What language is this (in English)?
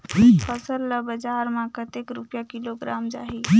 Chhattisgarhi